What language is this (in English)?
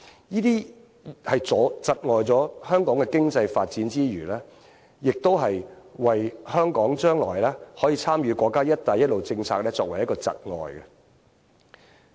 Cantonese